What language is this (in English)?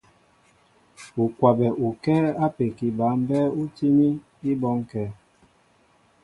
Mbo (Cameroon)